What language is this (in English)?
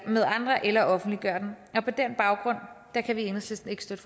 Danish